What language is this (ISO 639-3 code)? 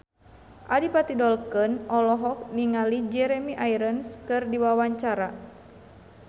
sun